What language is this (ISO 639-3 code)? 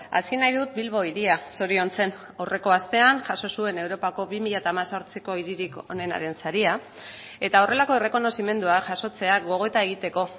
eus